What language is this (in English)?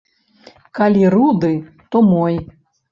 Belarusian